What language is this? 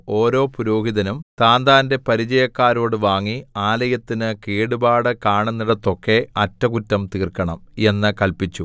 Malayalam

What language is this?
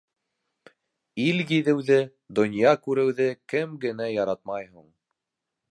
Bashkir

